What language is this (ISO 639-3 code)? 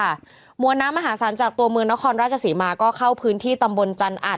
tha